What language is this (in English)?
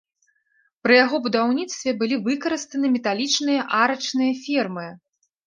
Belarusian